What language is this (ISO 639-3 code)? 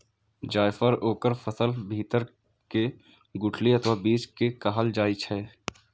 mai